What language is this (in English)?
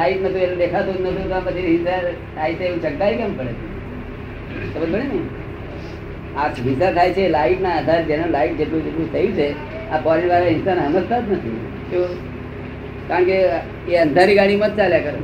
Gujarati